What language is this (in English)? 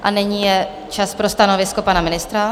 Czech